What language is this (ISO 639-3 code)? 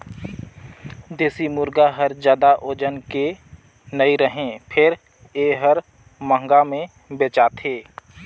hne